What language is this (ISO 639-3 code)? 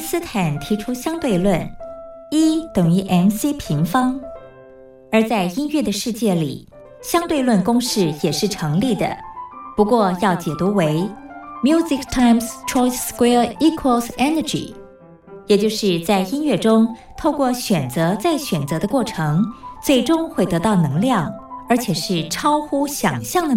zho